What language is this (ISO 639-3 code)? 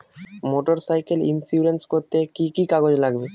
ben